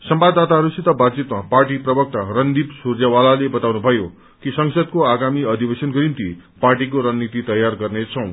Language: Nepali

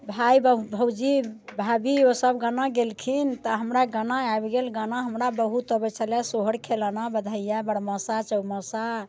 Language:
Maithili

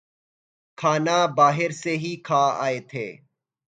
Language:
Urdu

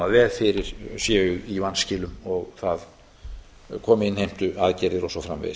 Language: Icelandic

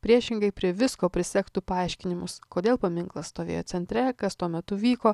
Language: Lithuanian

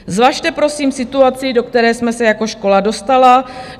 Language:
Czech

